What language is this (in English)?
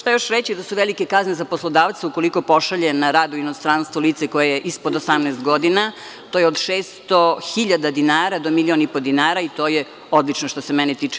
Serbian